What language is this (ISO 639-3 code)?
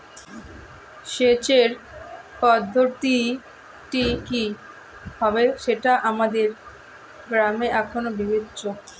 ben